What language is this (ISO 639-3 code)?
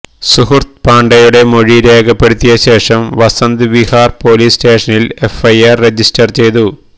mal